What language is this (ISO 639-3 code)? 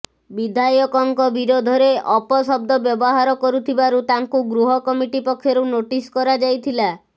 ori